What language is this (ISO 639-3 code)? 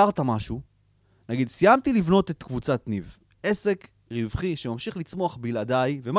heb